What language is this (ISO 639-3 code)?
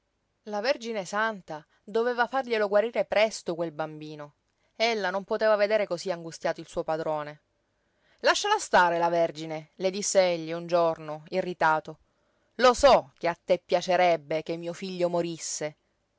ita